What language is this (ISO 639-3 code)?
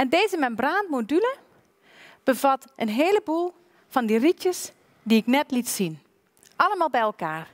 nld